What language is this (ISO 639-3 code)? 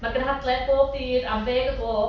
cym